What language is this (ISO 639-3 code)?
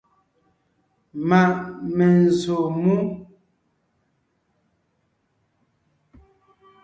nnh